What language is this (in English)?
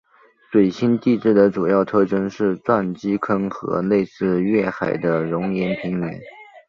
Chinese